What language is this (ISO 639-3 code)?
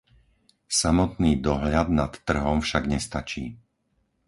slk